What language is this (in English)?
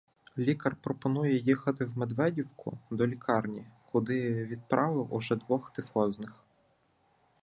Ukrainian